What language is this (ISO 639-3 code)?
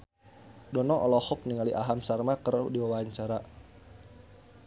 sun